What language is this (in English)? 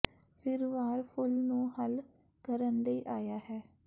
Punjabi